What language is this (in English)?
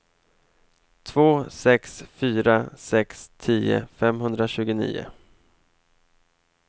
Swedish